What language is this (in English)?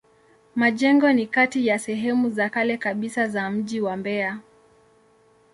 Swahili